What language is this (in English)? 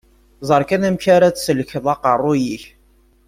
Kabyle